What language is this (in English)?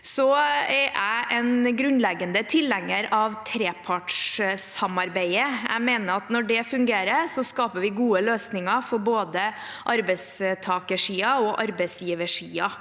Norwegian